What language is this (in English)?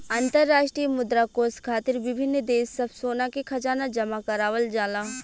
Bhojpuri